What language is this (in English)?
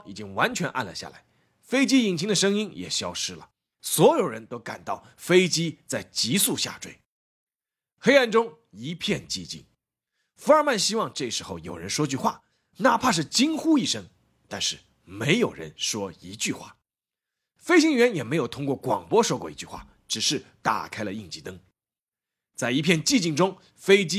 Chinese